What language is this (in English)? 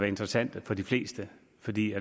Danish